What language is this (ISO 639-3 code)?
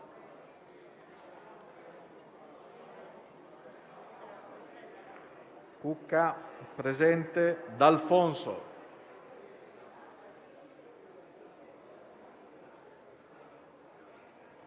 ita